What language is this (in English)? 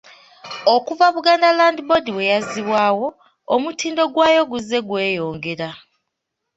Ganda